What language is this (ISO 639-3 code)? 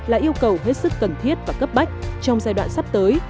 vie